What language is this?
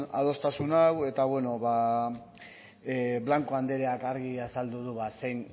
Basque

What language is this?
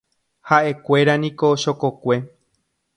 Guarani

